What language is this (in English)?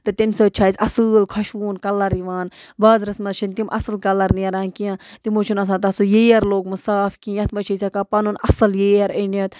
Kashmiri